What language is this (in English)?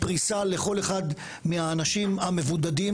Hebrew